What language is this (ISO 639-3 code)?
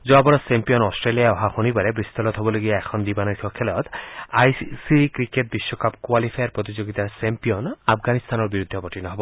asm